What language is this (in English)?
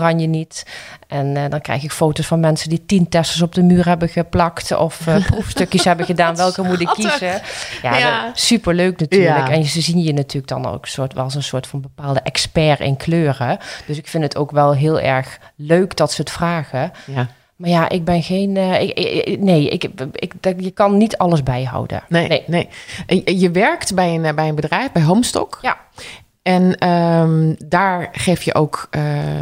Dutch